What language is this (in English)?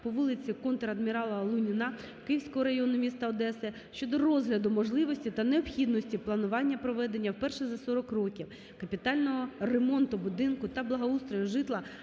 Ukrainian